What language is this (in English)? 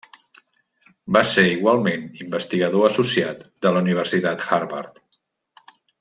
Catalan